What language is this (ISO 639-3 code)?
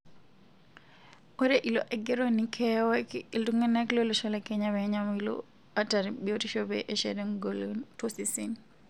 mas